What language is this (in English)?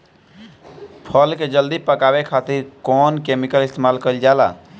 Bhojpuri